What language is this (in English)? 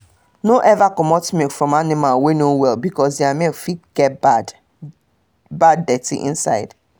Nigerian Pidgin